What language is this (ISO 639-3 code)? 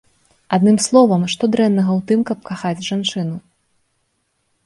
bel